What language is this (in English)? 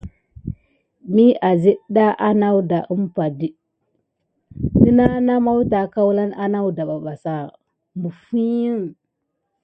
Gidar